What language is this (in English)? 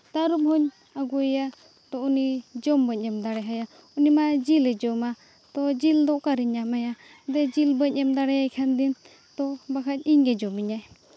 Santali